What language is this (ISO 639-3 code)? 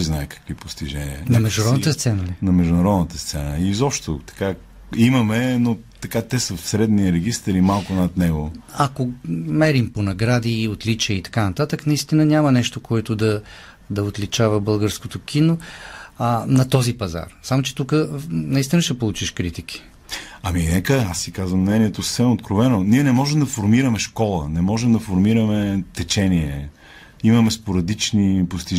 bul